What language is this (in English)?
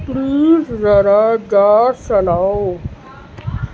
Urdu